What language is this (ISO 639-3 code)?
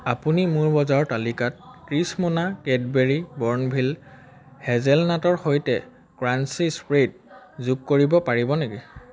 asm